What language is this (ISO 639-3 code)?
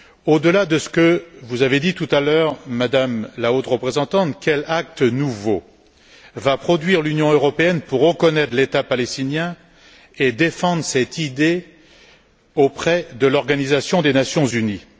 fra